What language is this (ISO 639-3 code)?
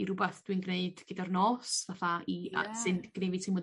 cym